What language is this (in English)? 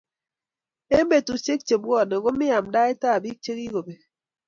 Kalenjin